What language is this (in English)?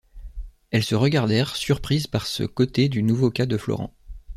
French